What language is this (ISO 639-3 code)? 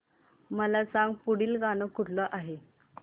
mar